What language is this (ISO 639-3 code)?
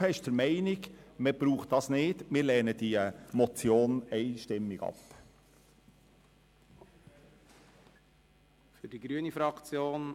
gsw